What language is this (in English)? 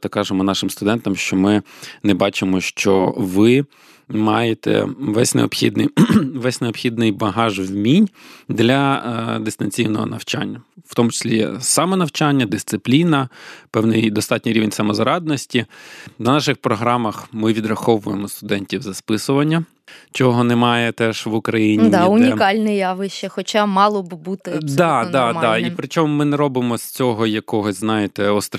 Ukrainian